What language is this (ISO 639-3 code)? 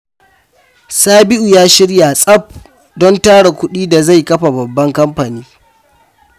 hau